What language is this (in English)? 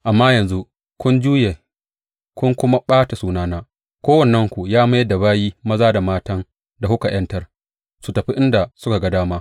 Hausa